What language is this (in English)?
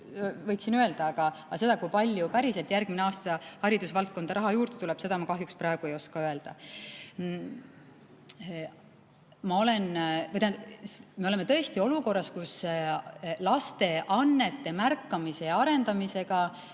Estonian